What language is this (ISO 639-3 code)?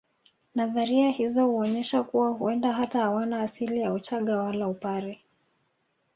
swa